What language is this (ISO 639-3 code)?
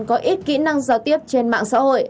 vie